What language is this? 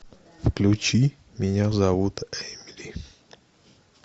Russian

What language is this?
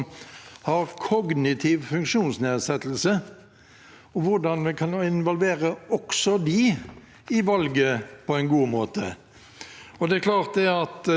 Norwegian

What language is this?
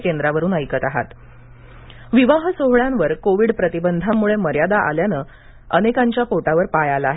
Marathi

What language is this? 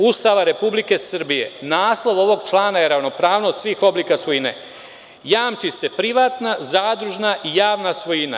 Serbian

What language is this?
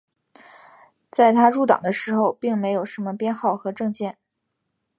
Chinese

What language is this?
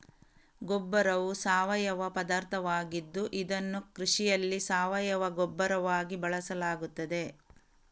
Kannada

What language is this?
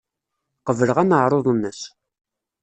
Kabyle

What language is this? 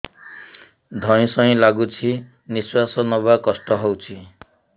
Odia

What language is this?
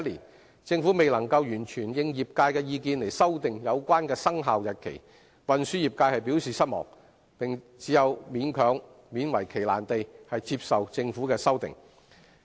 Cantonese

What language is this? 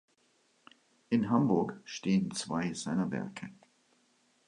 German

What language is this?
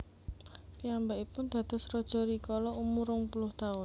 Javanese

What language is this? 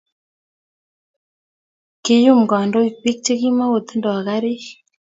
Kalenjin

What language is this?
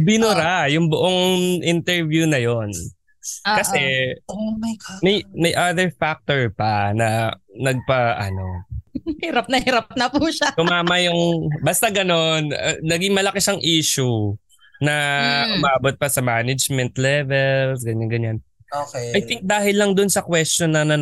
Filipino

